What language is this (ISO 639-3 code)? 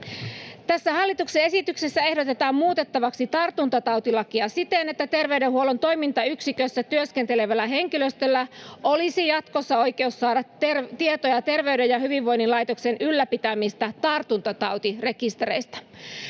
fin